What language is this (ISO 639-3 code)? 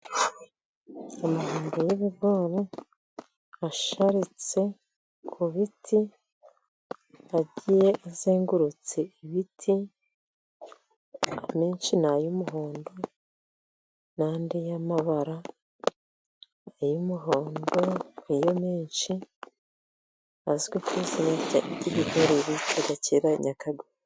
kin